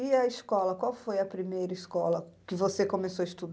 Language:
Portuguese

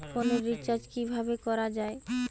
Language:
Bangla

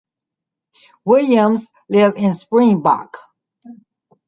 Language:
English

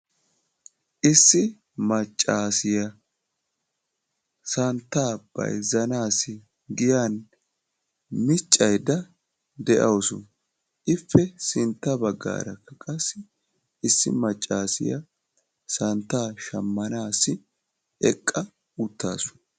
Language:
Wolaytta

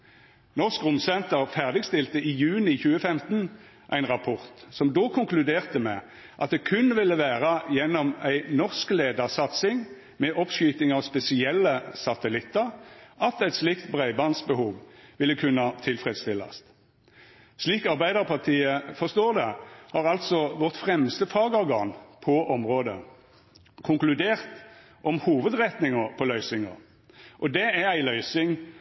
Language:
Norwegian Nynorsk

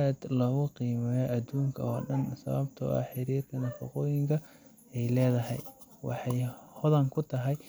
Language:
Somali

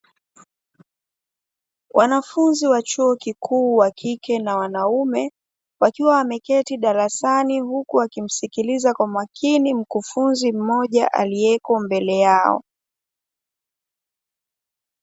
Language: Swahili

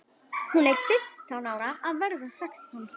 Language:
Icelandic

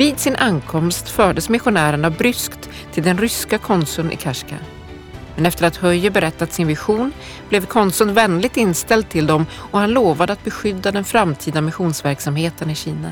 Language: Swedish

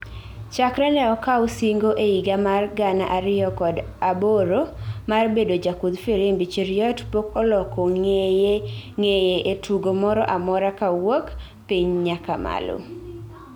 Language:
Luo (Kenya and Tanzania)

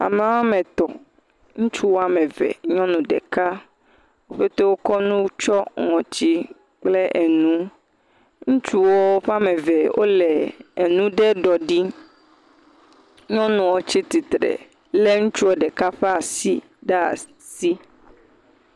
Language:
Ewe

